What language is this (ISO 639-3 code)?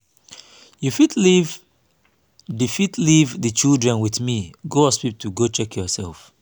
pcm